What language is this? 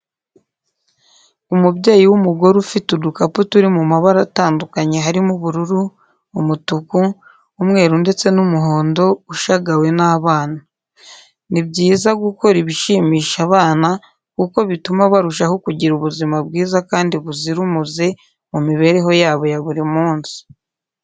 Kinyarwanda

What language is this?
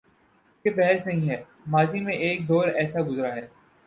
Urdu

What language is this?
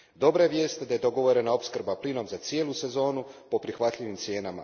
Croatian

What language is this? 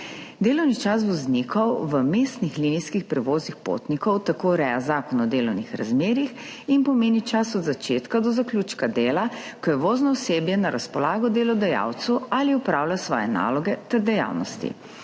Slovenian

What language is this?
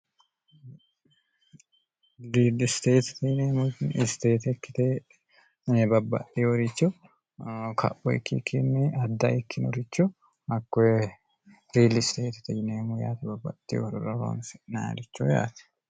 Sidamo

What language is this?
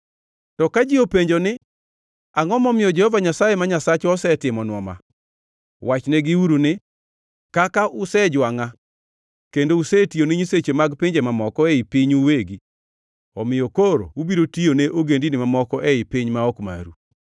Luo (Kenya and Tanzania)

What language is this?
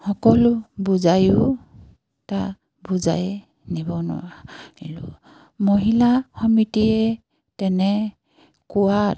Assamese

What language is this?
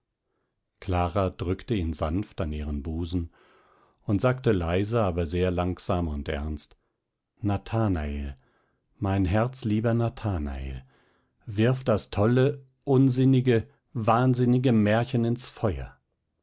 German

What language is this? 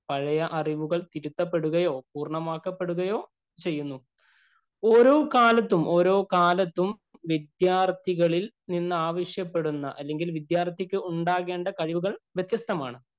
Malayalam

